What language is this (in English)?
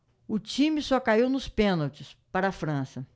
Portuguese